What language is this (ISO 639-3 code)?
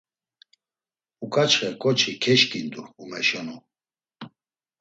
lzz